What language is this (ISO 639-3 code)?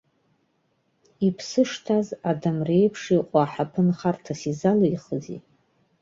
abk